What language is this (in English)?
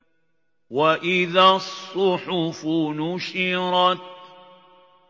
Arabic